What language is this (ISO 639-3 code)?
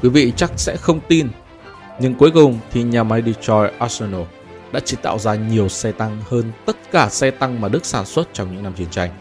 vie